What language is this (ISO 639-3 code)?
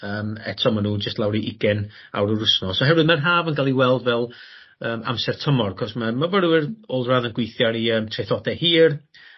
cym